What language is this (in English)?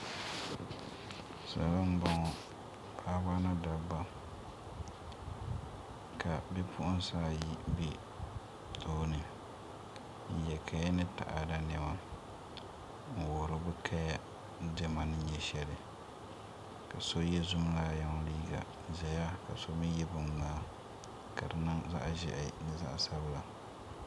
Dagbani